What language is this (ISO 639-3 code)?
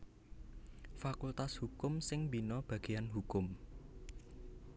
jav